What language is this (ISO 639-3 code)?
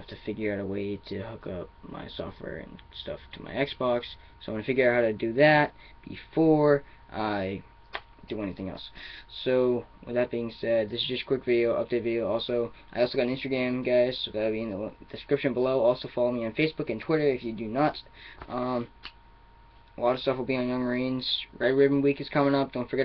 eng